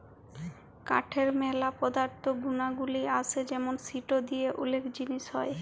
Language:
Bangla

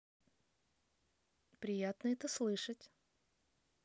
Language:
Russian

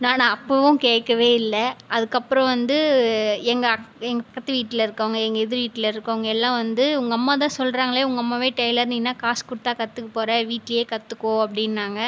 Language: Tamil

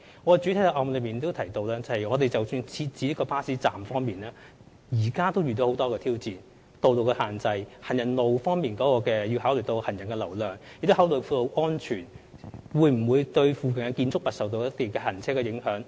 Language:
Cantonese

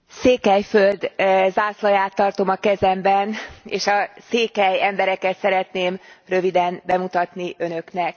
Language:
Hungarian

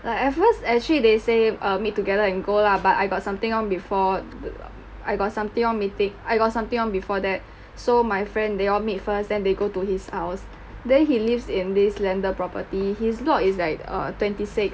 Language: English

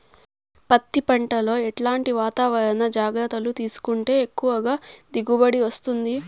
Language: Telugu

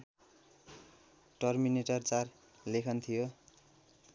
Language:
Nepali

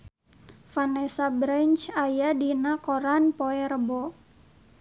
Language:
Sundanese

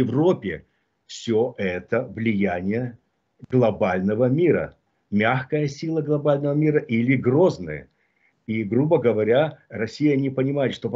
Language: Russian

